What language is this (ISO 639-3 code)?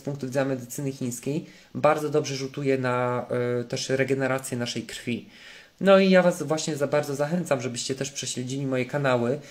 pol